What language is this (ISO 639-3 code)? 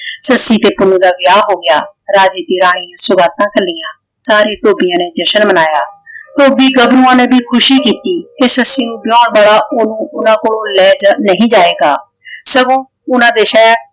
pan